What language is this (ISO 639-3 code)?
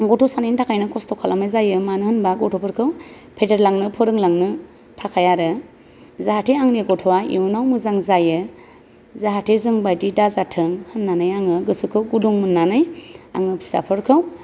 brx